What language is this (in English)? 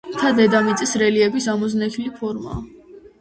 Georgian